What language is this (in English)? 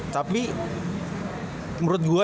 Indonesian